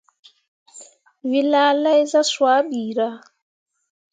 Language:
Mundang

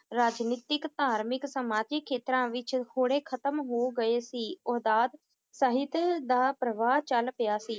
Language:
Punjabi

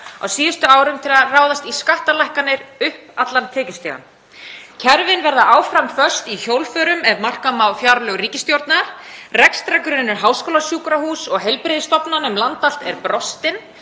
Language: Icelandic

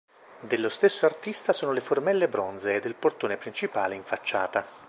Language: Italian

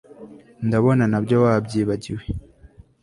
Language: Kinyarwanda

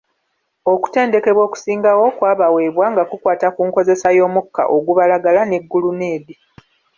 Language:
Ganda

